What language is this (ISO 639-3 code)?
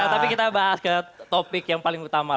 ind